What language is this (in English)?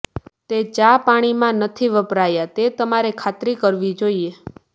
Gujarati